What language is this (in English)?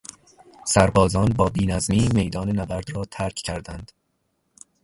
Persian